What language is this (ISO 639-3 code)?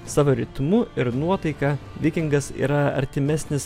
lit